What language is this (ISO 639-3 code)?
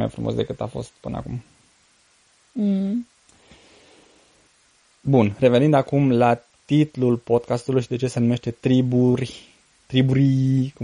ron